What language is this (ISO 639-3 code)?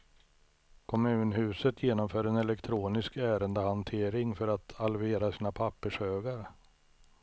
swe